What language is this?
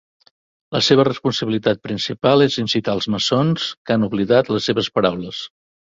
Catalan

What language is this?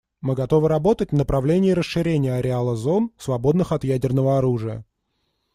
Russian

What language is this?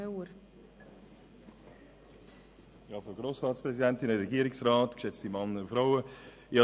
Swiss German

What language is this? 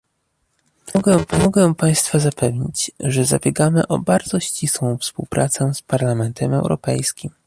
Polish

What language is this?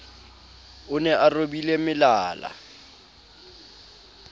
Southern Sotho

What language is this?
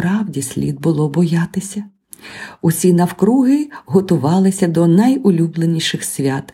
Ukrainian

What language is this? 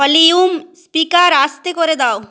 Bangla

